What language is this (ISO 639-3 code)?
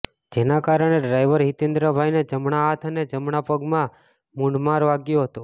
guj